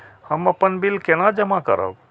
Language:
Maithili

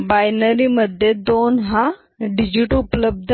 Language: Marathi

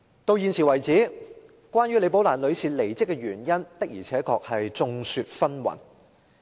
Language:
Cantonese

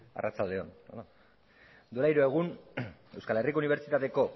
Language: Basque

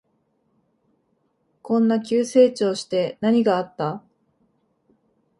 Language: Japanese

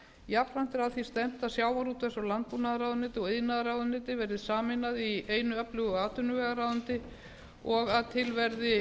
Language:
Icelandic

